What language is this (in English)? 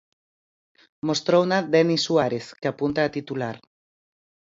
Galician